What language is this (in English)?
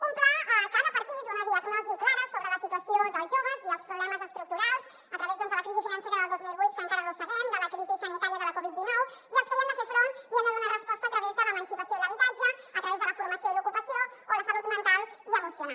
Catalan